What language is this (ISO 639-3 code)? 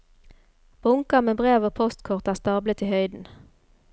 nor